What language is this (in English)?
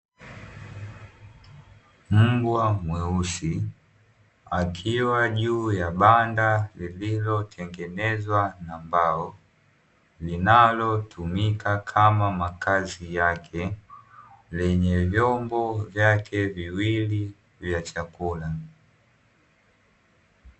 Swahili